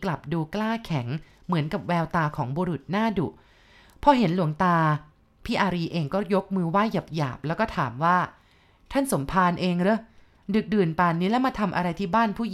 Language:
Thai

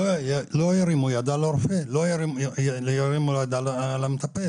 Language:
Hebrew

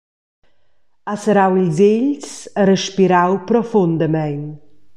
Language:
Romansh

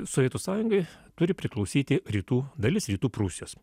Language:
Lithuanian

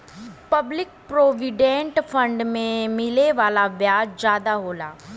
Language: Bhojpuri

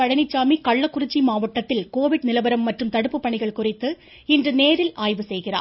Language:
Tamil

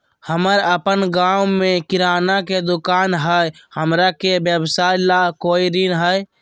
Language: Magahi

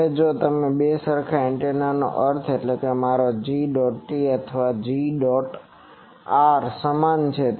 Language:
Gujarati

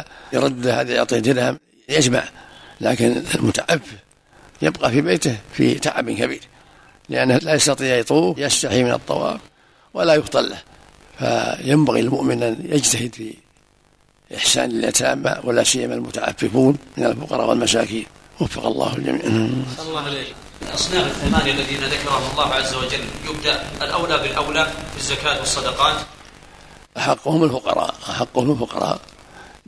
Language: Arabic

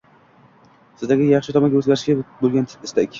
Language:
Uzbek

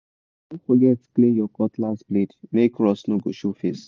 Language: Nigerian Pidgin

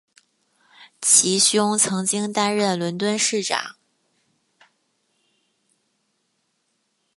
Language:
Chinese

